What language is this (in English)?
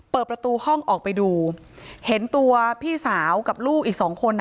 Thai